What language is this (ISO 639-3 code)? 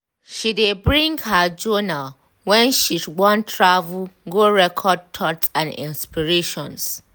pcm